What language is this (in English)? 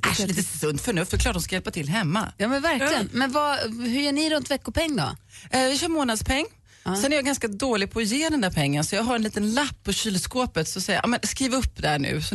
Swedish